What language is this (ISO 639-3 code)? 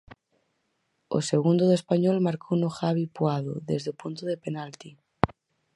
glg